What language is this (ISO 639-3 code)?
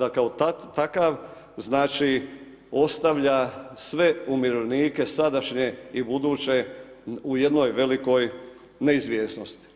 hrv